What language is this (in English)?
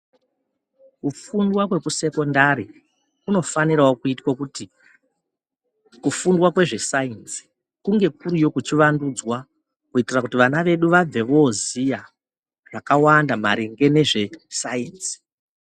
Ndau